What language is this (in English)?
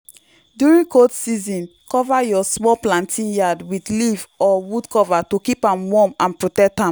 Nigerian Pidgin